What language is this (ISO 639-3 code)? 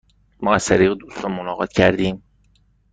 fas